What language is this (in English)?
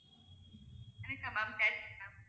Tamil